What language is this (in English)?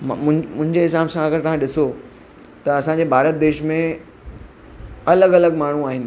Sindhi